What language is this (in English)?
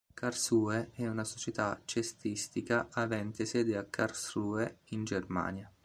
Italian